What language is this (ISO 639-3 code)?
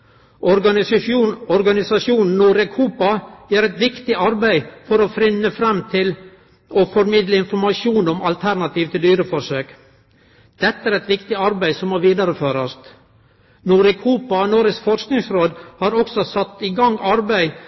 nno